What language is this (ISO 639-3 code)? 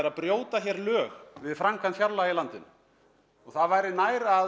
isl